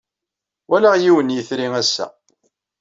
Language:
Kabyle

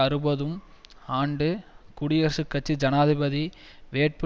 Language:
Tamil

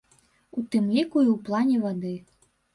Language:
Belarusian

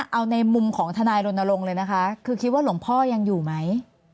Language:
Thai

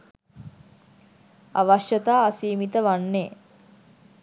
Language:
Sinhala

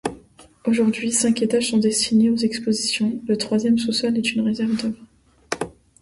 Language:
French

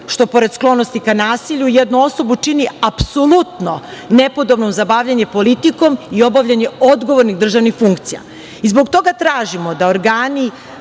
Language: Serbian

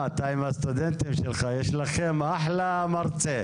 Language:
Hebrew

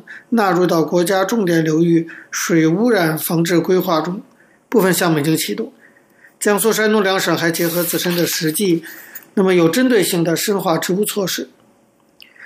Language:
Chinese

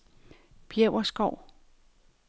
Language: Danish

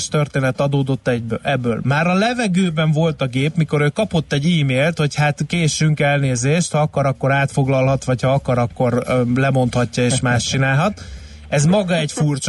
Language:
Hungarian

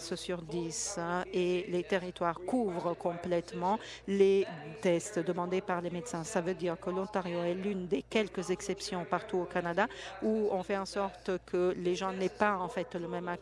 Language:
French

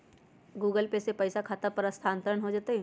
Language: Magahi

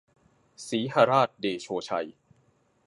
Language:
Thai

